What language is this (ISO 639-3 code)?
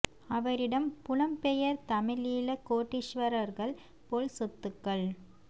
tam